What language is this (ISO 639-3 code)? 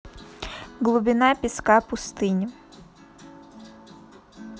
rus